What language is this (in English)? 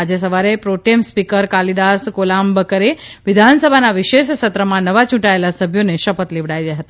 Gujarati